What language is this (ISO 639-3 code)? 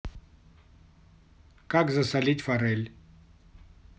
rus